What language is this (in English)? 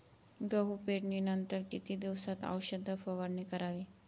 Marathi